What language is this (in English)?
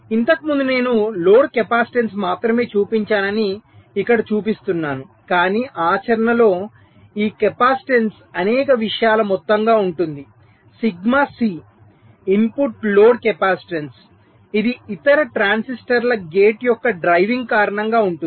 Telugu